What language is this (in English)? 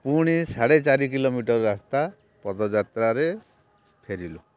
Odia